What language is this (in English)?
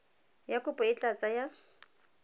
Tswana